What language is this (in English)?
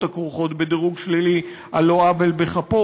Hebrew